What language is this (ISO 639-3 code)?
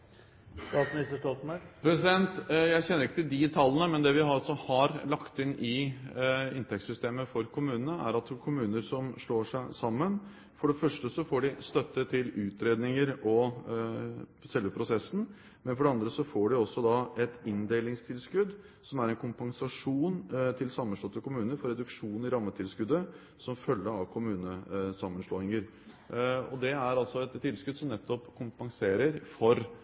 nob